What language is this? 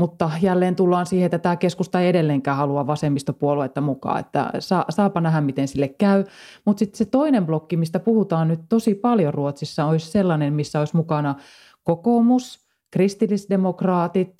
Finnish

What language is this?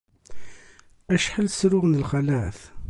Kabyle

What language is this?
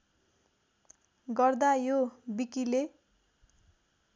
Nepali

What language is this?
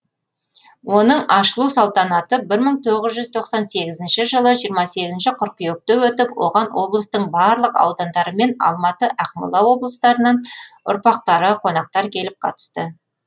Kazakh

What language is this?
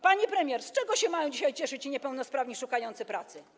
Polish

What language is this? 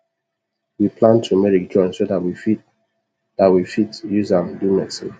Nigerian Pidgin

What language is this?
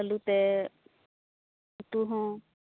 Santali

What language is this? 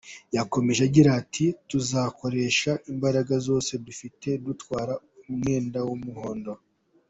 Kinyarwanda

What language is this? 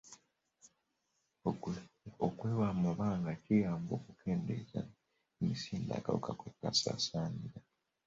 Ganda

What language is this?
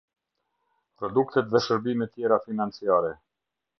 Albanian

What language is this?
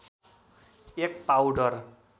Nepali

